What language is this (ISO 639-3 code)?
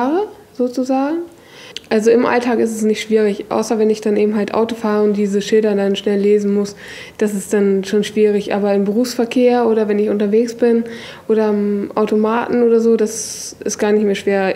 deu